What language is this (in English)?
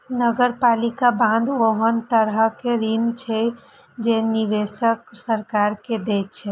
Maithili